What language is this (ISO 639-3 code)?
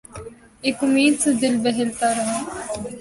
urd